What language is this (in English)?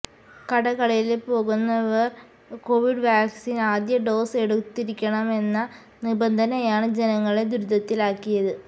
Malayalam